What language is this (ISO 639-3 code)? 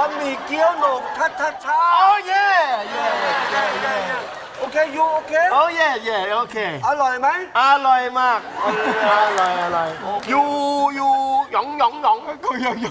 tha